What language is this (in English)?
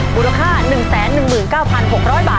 Thai